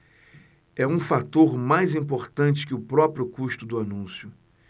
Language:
Portuguese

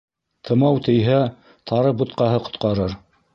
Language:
Bashkir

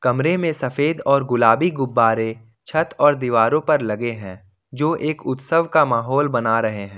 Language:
Hindi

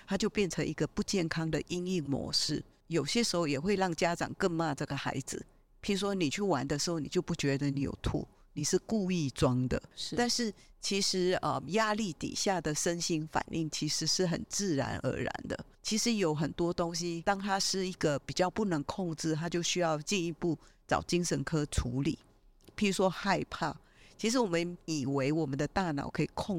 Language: Chinese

